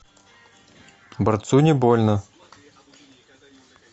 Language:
Russian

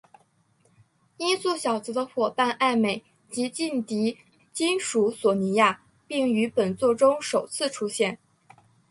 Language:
Chinese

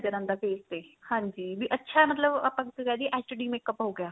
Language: Punjabi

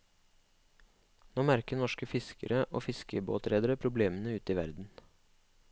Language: Norwegian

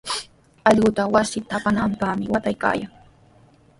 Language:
Sihuas Ancash Quechua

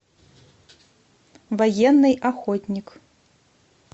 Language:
Russian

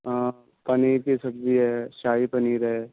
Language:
Urdu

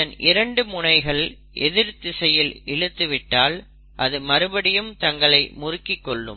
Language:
Tamil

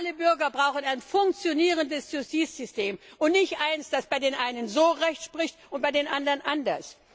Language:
German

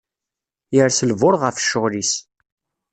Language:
Kabyle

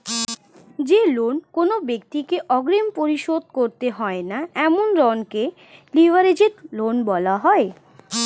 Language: Bangla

